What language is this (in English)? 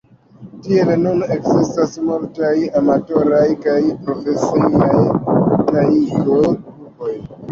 Esperanto